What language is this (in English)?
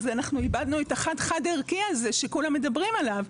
Hebrew